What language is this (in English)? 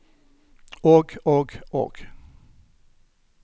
Norwegian